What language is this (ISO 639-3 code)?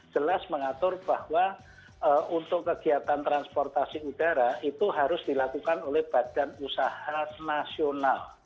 ind